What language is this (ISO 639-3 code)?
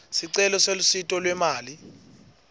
ssw